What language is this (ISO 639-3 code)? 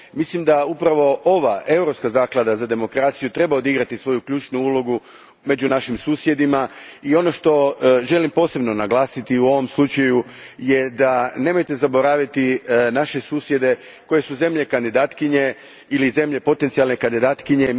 hrv